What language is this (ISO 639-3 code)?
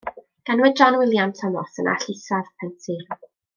cym